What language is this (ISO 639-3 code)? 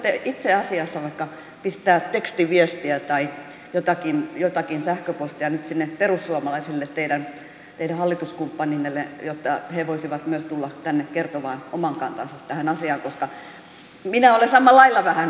fin